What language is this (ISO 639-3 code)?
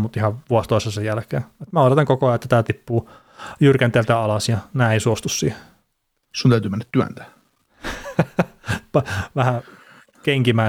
fin